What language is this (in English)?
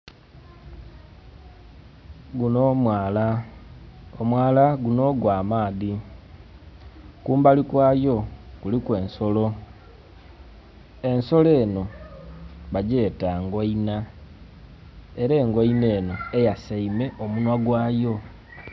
Soga